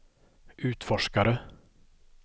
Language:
Swedish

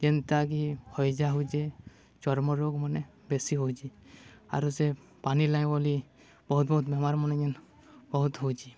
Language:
Odia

